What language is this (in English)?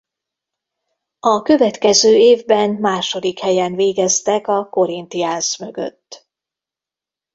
Hungarian